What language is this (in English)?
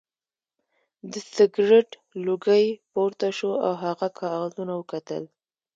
Pashto